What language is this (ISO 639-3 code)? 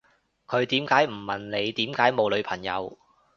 yue